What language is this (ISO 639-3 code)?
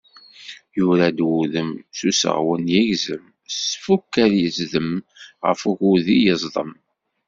kab